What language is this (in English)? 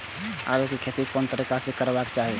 Maithili